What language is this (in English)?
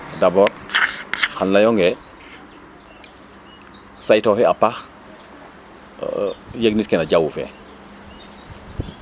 Serer